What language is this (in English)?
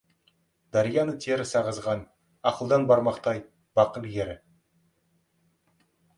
Kazakh